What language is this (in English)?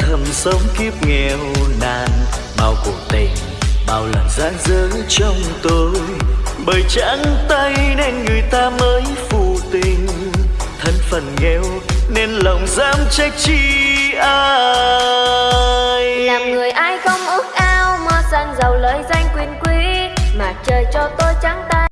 Vietnamese